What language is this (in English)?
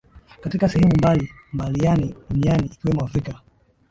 Swahili